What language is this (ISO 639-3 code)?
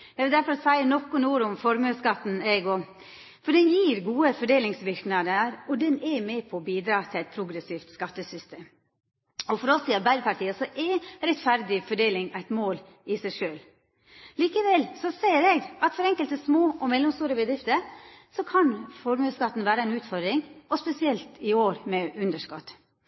nno